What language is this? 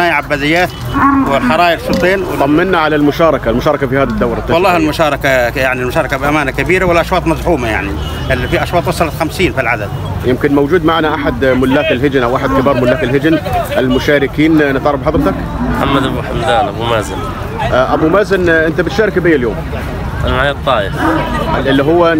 Arabic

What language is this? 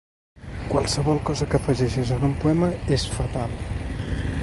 Catalan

